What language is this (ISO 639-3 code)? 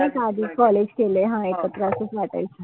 mar